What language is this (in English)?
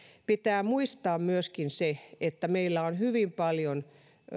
Finnish